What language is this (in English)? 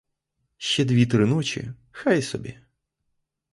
Ukrainian